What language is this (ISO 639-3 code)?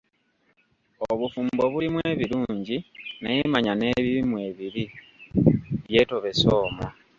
lug